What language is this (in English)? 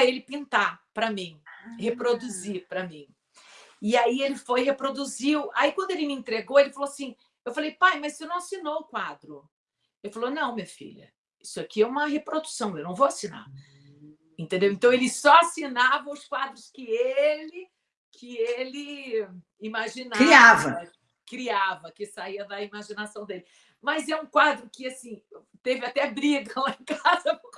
Portuguese